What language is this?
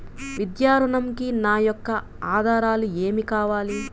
Telugu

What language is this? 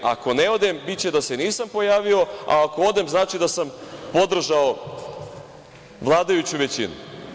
Serbian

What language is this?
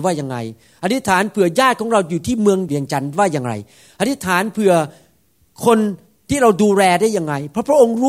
Thai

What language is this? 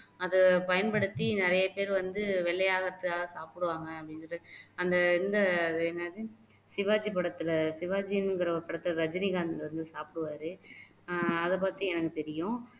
Tamil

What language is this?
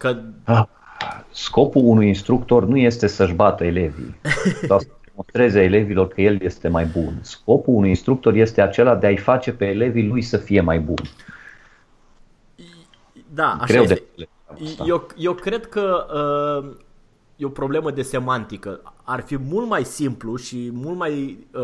Romanian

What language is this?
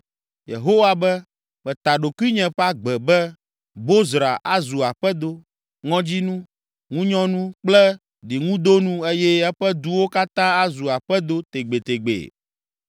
Ewe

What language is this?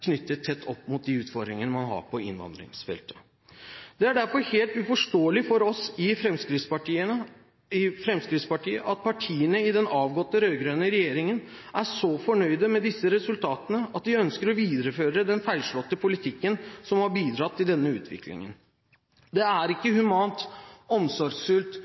Norwegian Bokmål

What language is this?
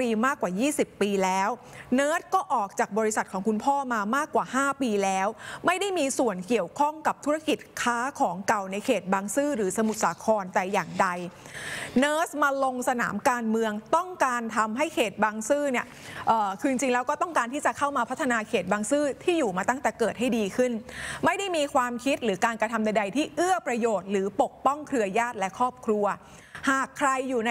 Thai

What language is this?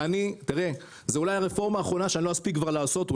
Hebrew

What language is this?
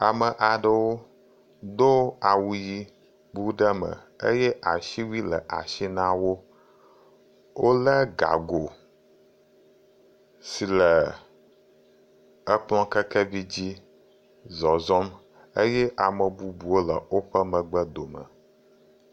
Ewe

